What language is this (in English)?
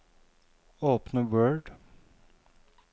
Norwegian